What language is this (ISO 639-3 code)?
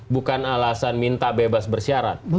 ind